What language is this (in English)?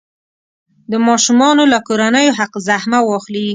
Pashto